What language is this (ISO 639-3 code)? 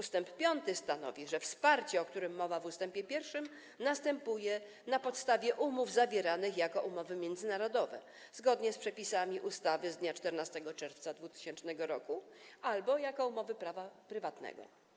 pol